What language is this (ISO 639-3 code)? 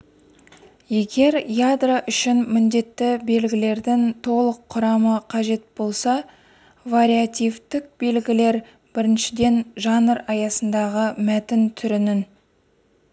kaz